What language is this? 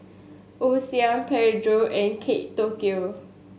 English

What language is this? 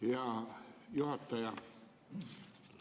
Estonian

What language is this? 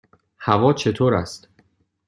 Persian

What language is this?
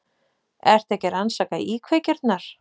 Icelandic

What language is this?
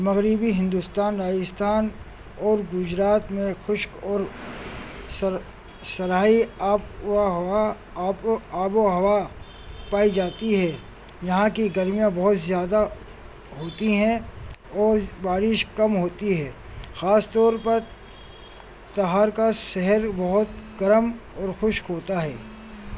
Urdu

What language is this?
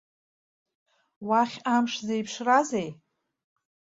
Abkhazian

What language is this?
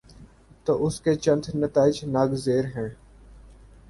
Urdu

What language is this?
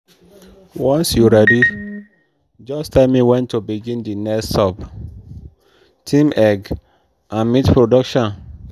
Nigerian Pidgin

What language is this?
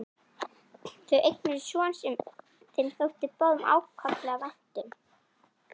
Icelandic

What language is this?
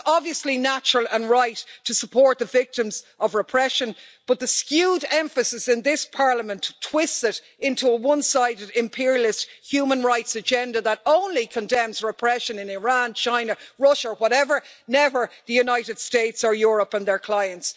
English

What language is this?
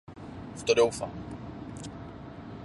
Czech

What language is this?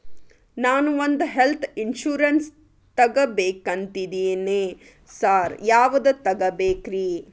Kannada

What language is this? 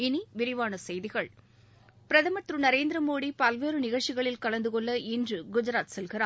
Tamil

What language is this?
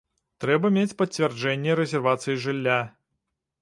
Belarusian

